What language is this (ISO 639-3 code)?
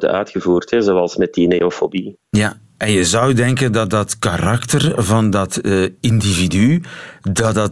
nld